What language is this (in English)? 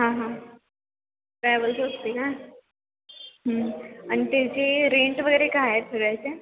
Marathi